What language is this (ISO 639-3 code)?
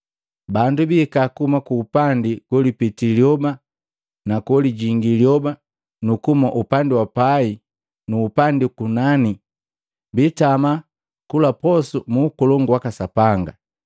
mgv